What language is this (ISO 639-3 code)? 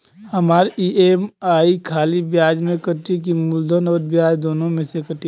bho